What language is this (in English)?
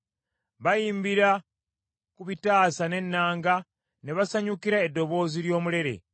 Ganda